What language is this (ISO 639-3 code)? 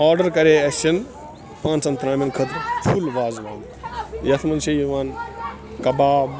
kas